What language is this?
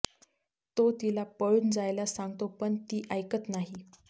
Marathi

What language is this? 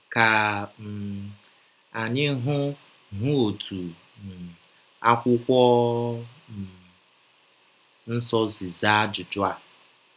Igbo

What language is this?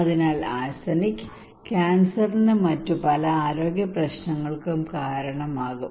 Malayalam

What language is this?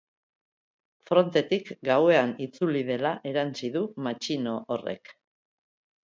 Basque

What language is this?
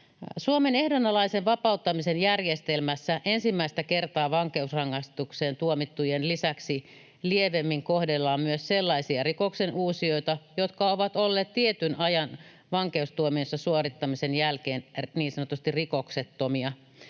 Finnish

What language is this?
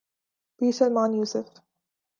Urdu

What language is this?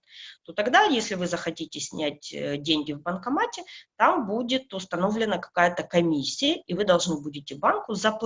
Russian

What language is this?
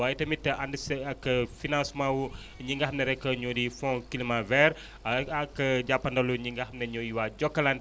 Wolof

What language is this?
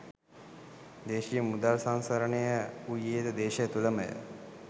Sinhala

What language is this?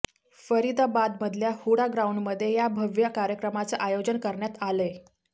Marathi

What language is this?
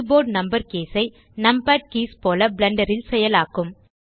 Tamil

